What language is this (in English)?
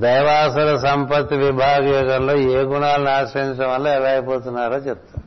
Telugu